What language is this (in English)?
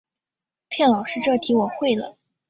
Chinese